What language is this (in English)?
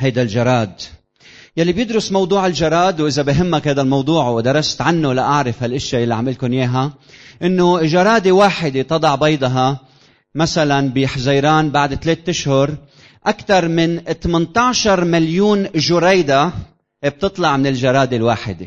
Arabic